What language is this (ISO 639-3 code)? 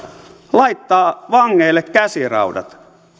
fin